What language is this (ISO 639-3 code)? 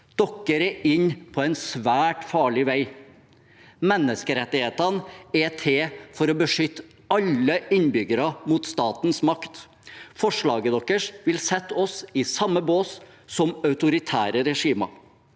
nor